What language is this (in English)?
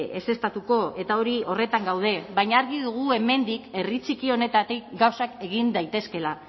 Basque